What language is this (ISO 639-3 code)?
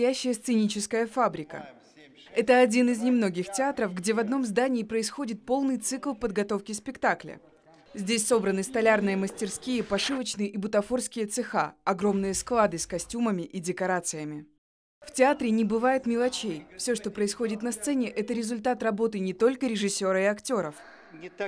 rus